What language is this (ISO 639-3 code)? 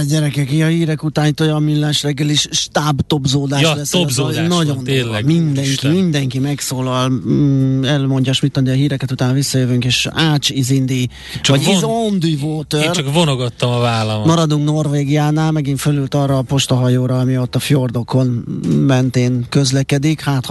hun